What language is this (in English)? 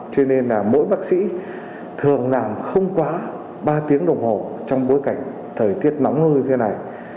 Vietnamese